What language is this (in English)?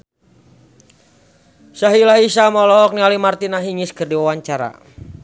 Sundanese